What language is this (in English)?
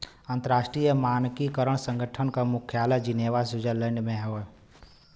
Bhojpuri